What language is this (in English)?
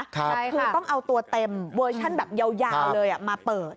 Thai